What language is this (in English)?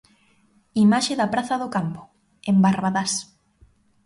Galician